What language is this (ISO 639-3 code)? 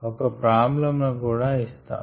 tel